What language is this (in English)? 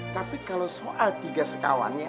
Indonesian